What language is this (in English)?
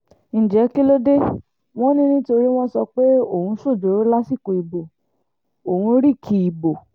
Yoruba